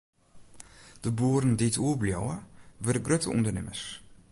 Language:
Western Frisian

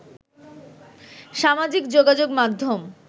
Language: Bangla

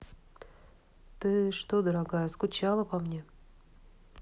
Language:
Russian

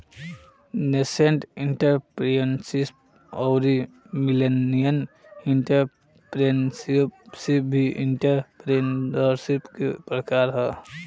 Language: Bhojpuri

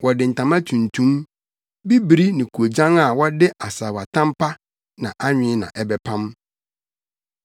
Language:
Akan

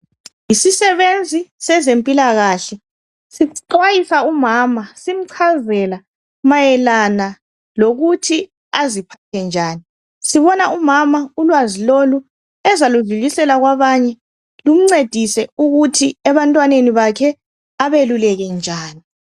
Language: North Ndebele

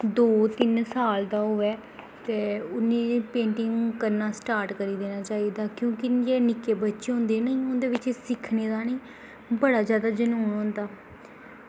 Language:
Dogri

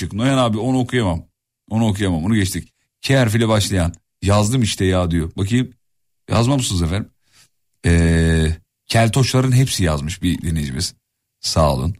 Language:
Turkish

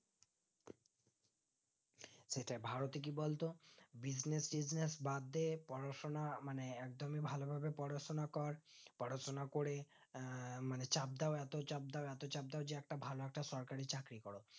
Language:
Bangla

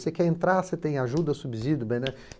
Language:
Portuguese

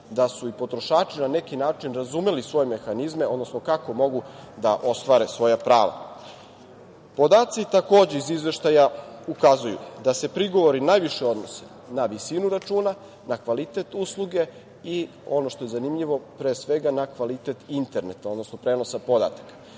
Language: Serbian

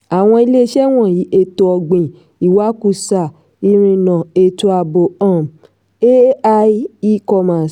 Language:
Yoruba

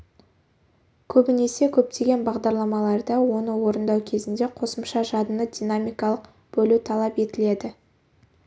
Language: Kazakh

